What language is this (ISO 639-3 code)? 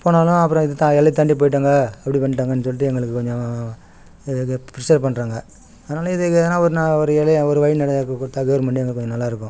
tam